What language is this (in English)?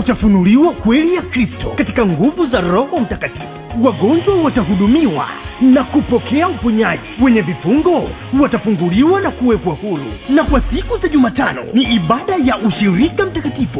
Swahili